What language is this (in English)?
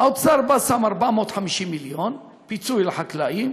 Hebrew